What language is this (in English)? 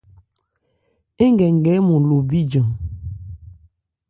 Ebrié